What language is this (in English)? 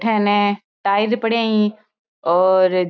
Marwari